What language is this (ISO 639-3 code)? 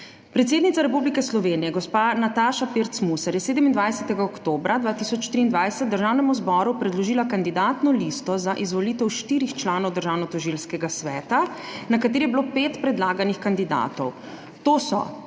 slv